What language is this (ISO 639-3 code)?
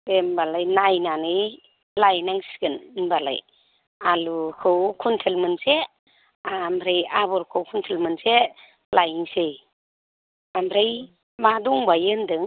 brx